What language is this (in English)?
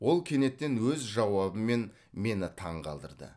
Kazakh